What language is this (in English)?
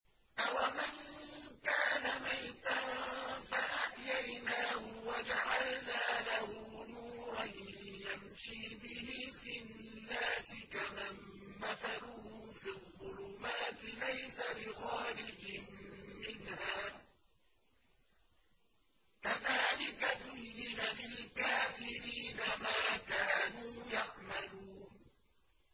Arabic